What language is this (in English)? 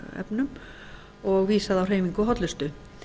Icelandic